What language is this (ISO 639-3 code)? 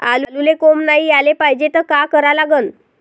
mar